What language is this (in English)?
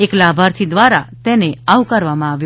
Gujarati